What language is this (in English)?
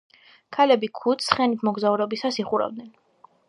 Georgian